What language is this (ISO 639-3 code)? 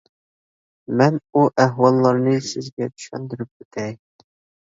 uig